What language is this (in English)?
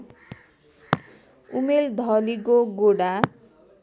Nepali